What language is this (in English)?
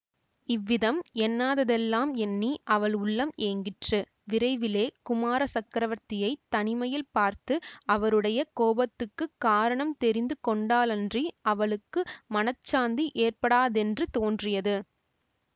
Tamil